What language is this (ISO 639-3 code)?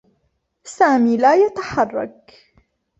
ara